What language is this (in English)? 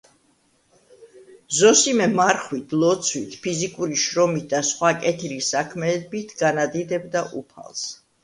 Georgian